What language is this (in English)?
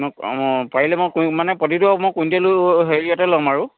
Assamese